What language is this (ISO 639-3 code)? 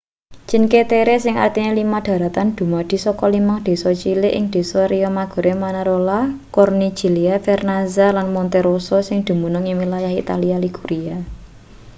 jav